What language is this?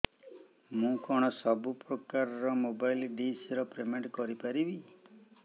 Odia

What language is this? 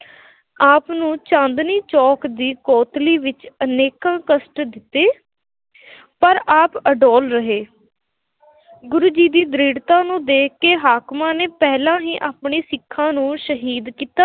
Punjabi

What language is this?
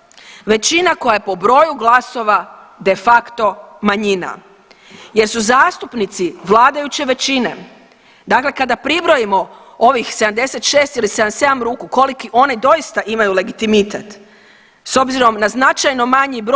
Croatian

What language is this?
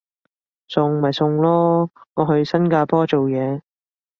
Cantonese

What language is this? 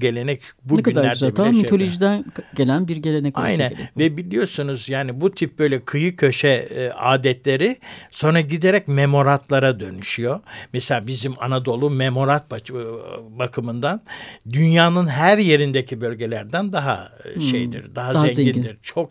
Turkish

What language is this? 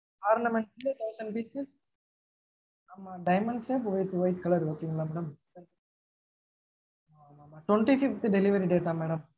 Tamil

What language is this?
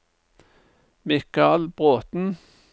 Norwegian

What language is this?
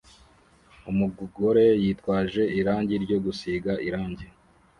Kinyarwanda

